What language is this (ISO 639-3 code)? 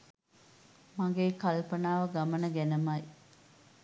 sin